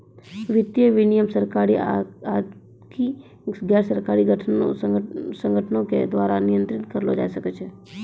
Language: Maithili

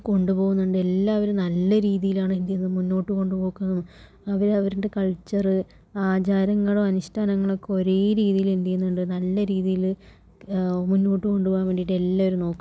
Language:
Malayalam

